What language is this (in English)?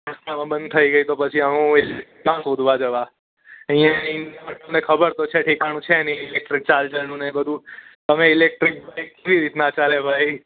Gujarati